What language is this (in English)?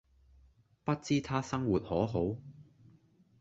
Cantonese